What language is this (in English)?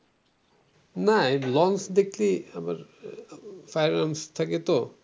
Bangla